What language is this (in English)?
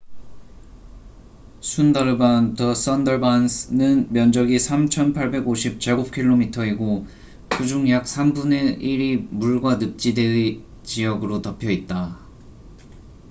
Korean